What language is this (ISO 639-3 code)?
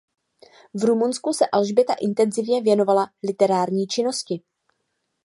ces